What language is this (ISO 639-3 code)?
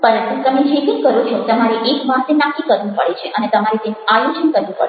guj